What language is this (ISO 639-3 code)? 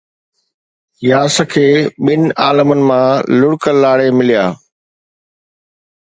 snd